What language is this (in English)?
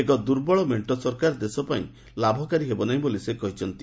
Odia